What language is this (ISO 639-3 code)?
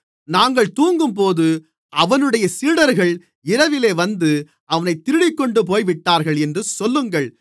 tam